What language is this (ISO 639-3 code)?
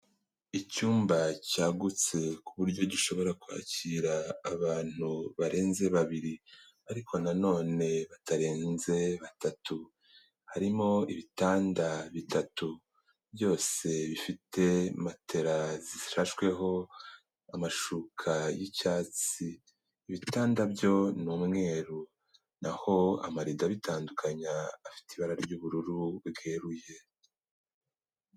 kin